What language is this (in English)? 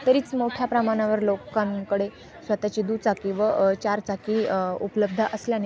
Marathi